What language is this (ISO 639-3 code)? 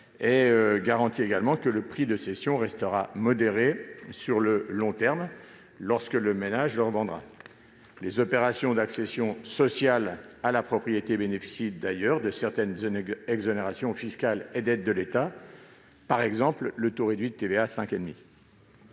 fra